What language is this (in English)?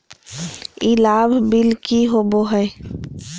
Magahi